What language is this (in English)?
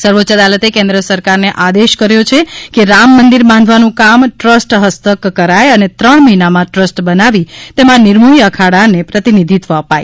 Gujarati